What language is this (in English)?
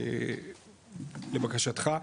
Hebrew